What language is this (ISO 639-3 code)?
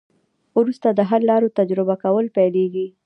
pus